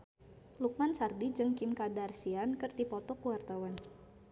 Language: Sundanese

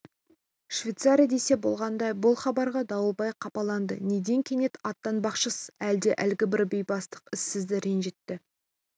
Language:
Kazakh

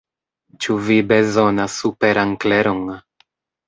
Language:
Esperanto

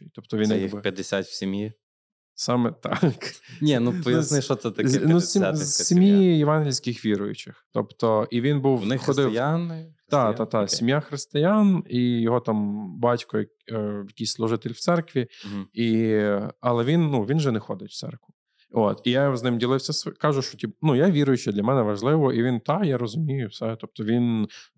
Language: Ukrainian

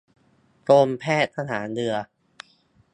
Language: Thai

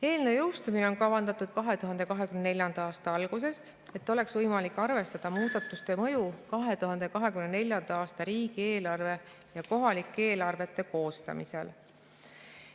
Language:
Estonian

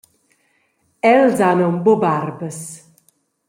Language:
Romansh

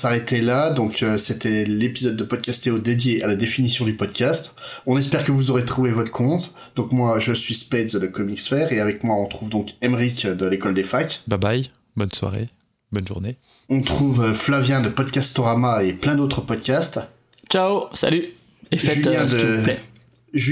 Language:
French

